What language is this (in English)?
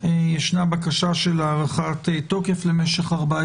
Hebrew